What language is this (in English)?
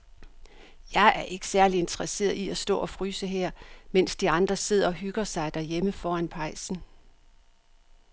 Danish